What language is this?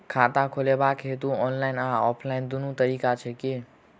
Maithili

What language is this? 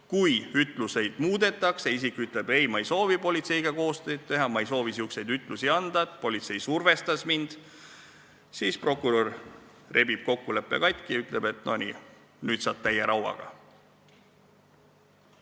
Estonian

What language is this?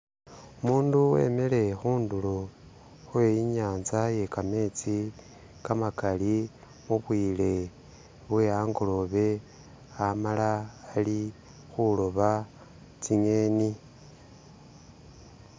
Masaaba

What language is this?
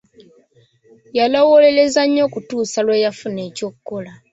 Ganda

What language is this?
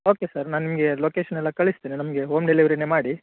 Kannada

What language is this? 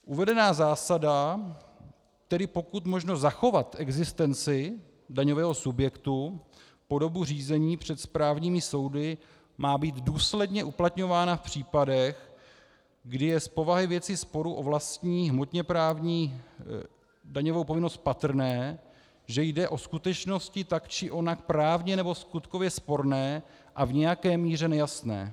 Czech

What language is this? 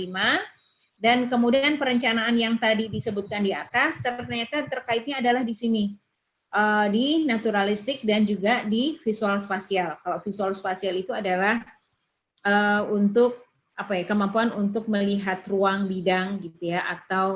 Indonesian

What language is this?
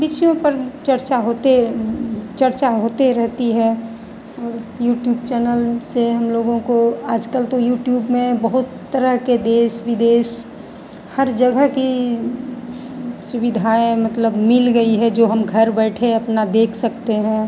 Hindi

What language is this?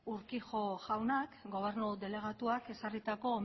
Basque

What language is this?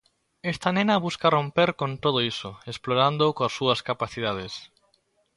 Galician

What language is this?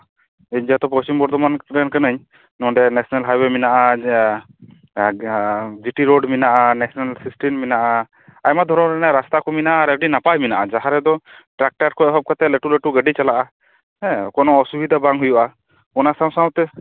Santali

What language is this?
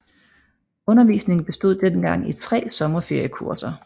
Danish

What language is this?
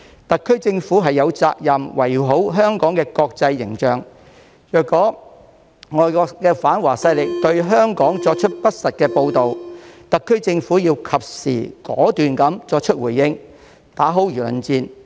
Cantonese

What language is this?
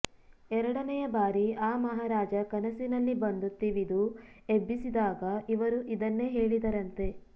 Kannada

